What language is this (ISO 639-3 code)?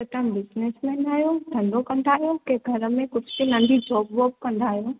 snd